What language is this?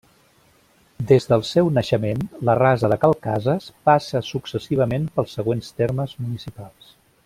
Catalan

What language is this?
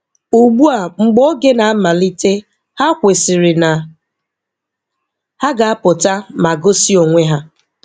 Igbo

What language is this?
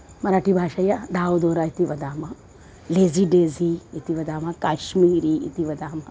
Sanskrit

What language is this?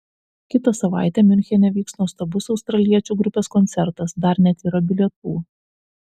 Lithuanian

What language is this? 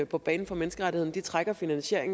Danish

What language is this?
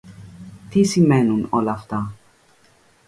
Greek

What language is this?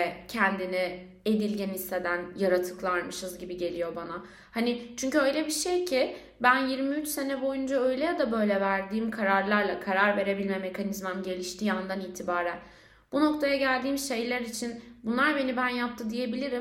Turkish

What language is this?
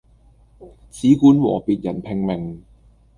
Cantonese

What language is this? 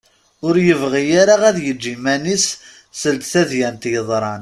Kabyle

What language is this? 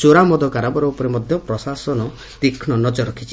Odia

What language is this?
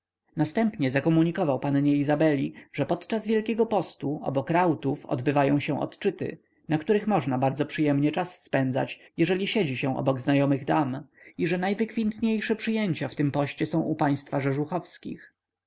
Polish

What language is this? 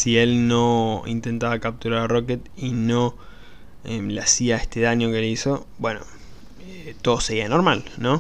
Spanish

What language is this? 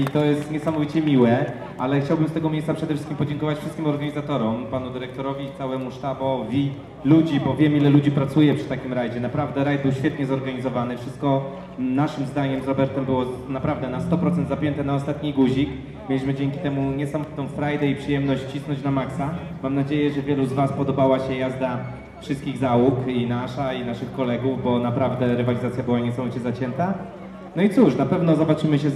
Polish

